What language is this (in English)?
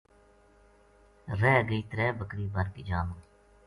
Gujari